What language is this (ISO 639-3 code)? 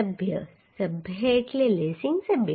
guj